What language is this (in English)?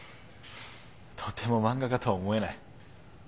Japanese